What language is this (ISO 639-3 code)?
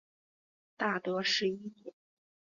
zho